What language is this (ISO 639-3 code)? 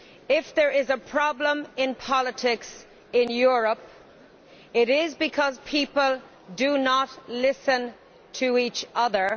eng